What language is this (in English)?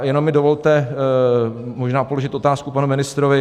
Czech